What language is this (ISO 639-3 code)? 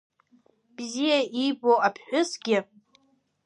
abk